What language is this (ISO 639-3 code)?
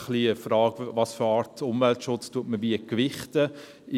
gsw